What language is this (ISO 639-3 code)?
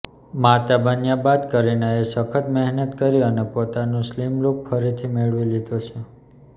guj